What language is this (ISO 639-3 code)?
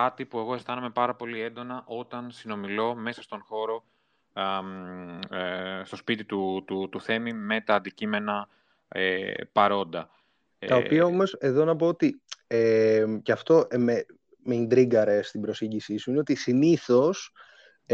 ell